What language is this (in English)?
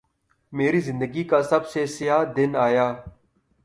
Urdu